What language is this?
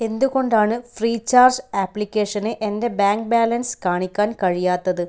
Malayalam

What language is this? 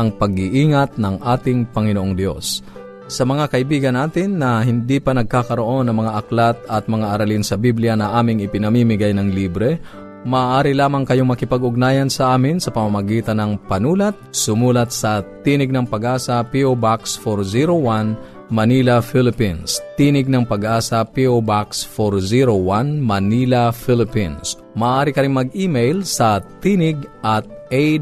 Filipino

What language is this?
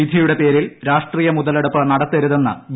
Malayalam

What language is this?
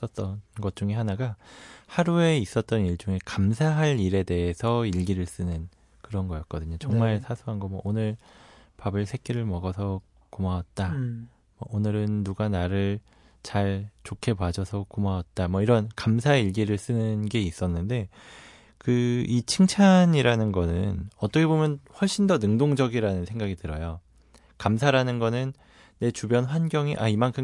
Korean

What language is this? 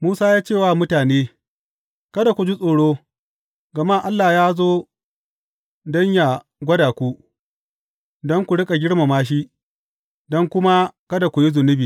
Hausa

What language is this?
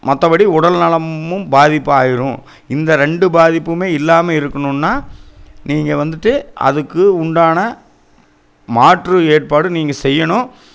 Tamil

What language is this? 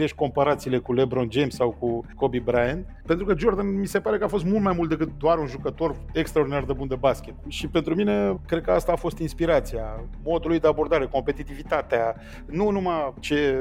Romanian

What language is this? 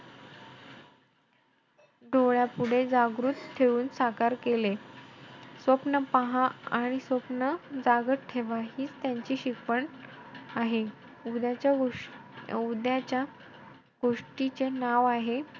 Marathi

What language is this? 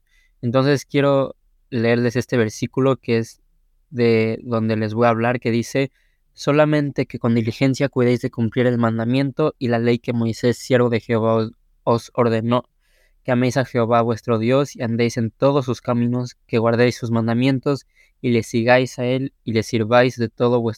Spanish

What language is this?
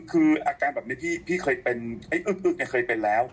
Thai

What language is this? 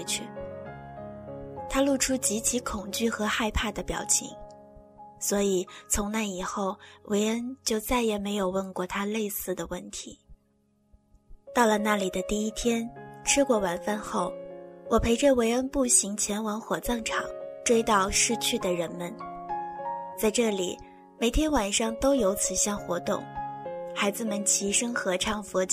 Chinese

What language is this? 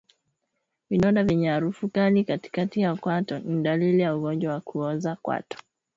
Swahili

